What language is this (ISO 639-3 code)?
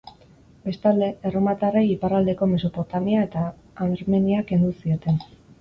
eus